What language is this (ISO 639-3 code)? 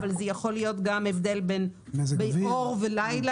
heb